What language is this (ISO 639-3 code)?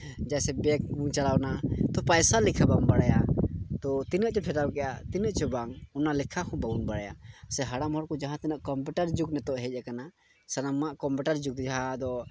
sat